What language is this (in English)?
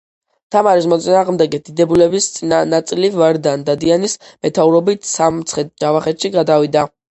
Georgian